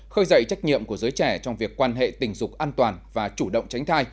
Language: Vietnamese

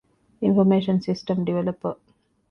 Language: Divehi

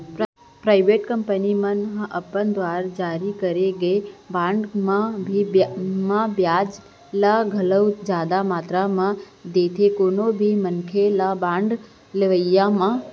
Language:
Chhattisgarhi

